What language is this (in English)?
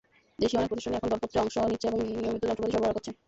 Bangla